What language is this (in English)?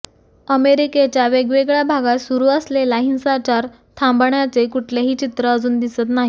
Marathi